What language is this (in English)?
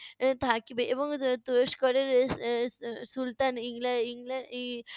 Bangla